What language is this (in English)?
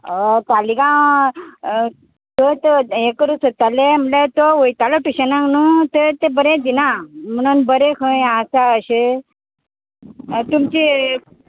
Konkani